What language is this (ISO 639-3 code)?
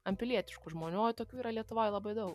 lit